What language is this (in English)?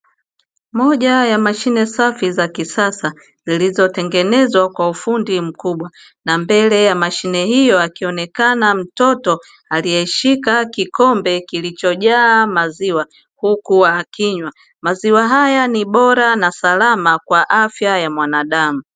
Swahili